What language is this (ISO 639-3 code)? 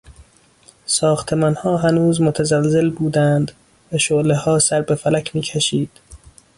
fas